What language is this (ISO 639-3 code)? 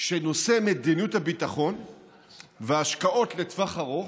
heb